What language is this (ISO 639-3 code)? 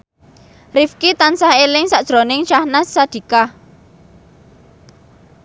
jav